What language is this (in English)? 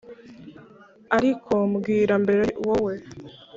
Kinyarwanda